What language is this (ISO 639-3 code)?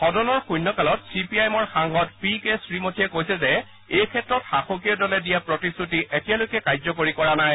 asm